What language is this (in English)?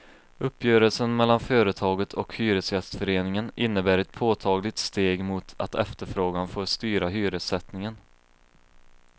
Swedish